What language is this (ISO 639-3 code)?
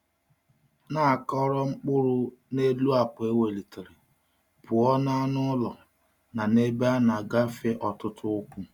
ibo